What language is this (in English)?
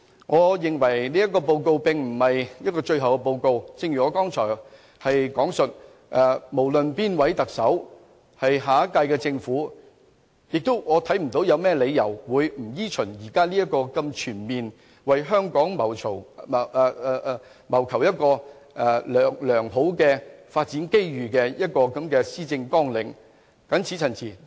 Cantonese